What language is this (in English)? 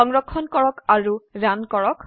Assamese